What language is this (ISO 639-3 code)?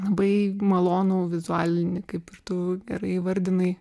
lit